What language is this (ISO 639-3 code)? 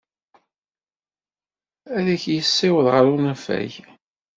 kab